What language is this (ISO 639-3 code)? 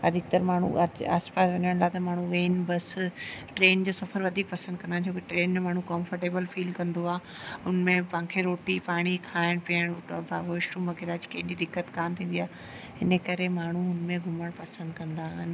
snd